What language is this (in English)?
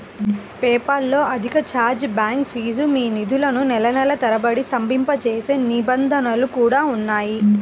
Telugu